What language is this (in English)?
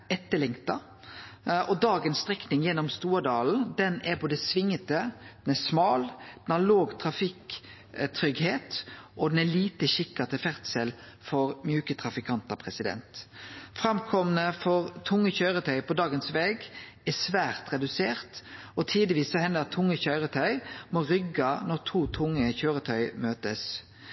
Norwegian Nynorsk